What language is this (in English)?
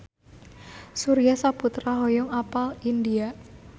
Sundanese